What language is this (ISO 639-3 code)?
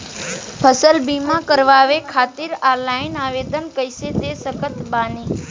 bho